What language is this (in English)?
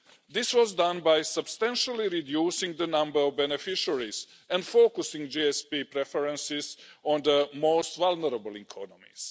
English